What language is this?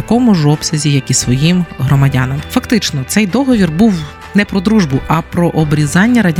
Ukrainian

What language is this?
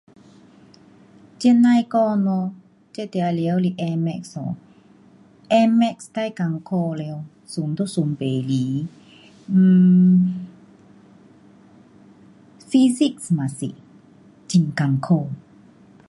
Pu-Xian Chinese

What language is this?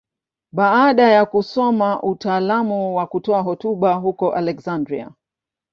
Swahili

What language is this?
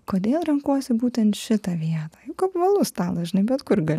Lithuanian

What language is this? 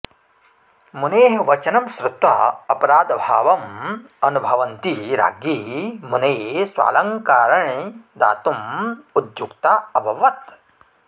Sanskrit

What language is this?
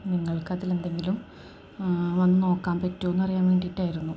Malayalam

